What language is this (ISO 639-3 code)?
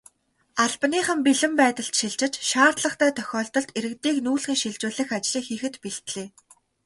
mon